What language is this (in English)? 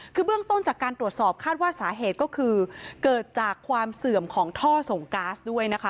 Thai